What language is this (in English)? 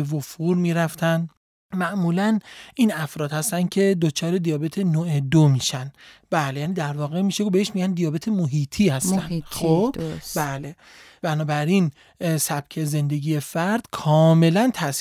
Persian